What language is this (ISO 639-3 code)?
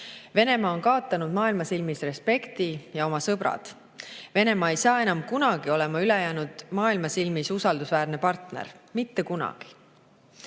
est